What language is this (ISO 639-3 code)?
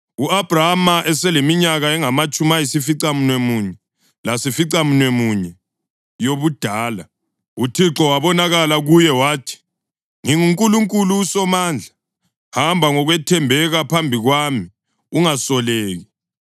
nde